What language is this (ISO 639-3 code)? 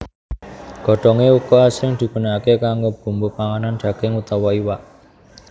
jav